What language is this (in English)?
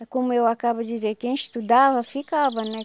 Portuguese